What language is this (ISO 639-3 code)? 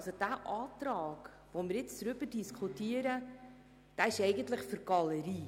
gsw